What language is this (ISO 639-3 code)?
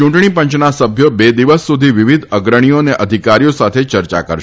guj